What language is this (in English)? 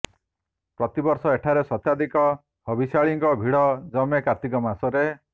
Odia